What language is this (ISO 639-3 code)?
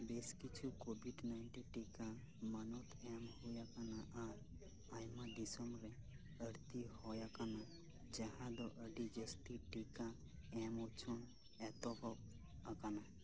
sat